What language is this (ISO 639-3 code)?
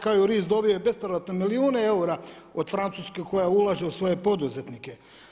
hrv